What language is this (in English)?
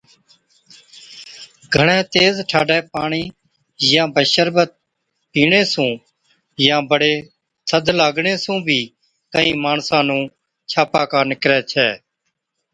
Od